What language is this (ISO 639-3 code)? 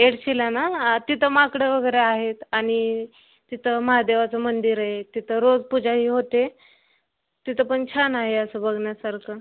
mar